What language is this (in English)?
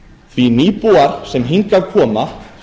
Icelandic